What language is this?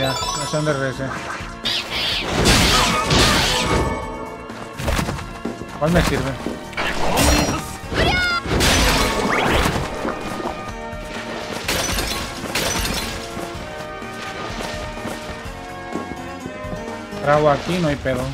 Spanish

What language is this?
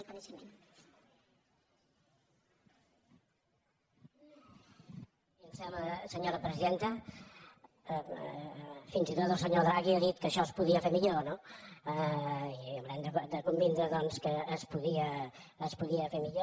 Catalan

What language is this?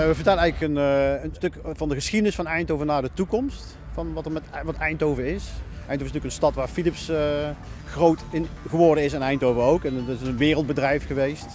Dutch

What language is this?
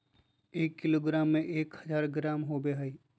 Magahi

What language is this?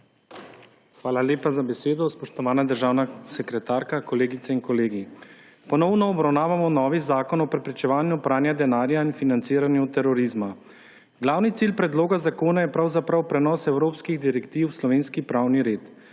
Slovenian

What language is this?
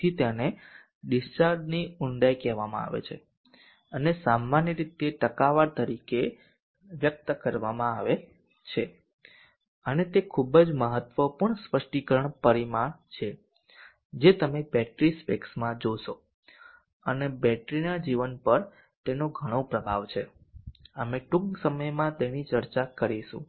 Gujarati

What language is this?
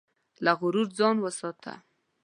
Pashto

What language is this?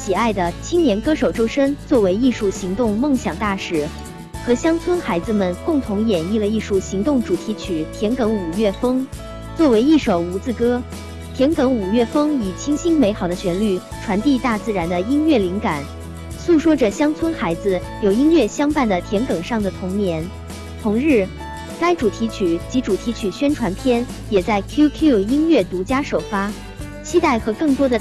Chinese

